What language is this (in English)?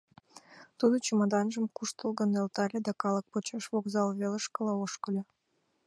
Mari